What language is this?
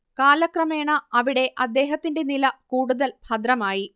Malayalam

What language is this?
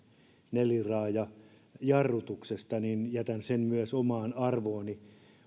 Finnish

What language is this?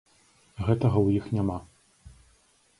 Belarusian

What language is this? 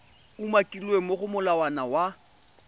Tswana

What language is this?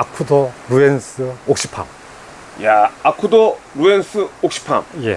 Korean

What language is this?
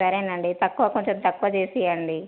Telugu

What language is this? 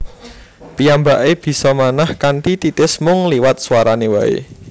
Javanese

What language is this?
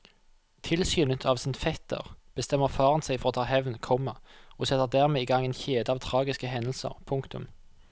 Norwegian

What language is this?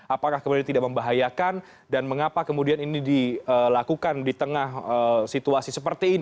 Indonesian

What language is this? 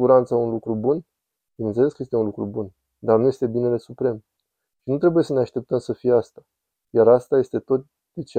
Romanian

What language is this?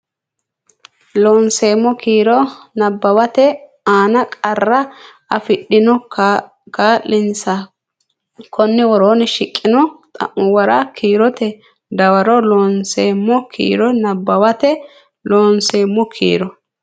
Sidamo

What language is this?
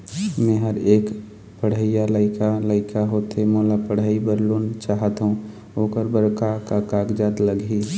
Chhattisgarhi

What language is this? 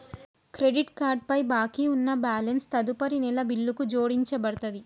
Telugu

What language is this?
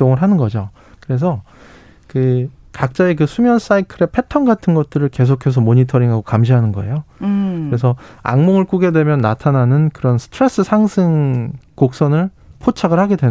Korean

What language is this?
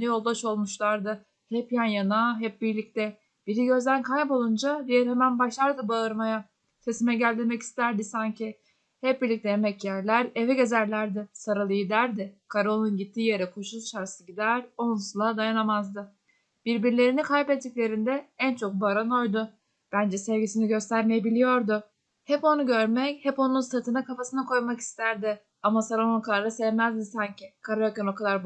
Turkish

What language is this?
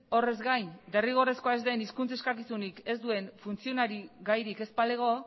Basque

